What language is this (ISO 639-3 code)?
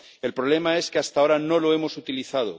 spa